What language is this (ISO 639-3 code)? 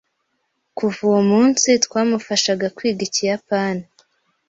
kin